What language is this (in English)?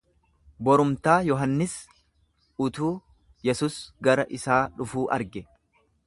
Oromo